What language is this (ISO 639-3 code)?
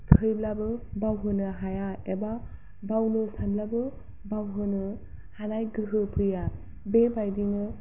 brx